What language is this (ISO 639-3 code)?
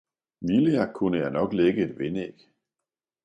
dan